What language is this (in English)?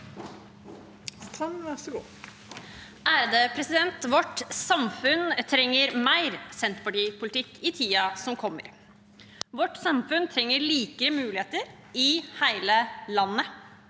Norwegian